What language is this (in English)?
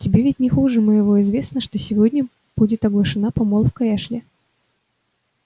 Russian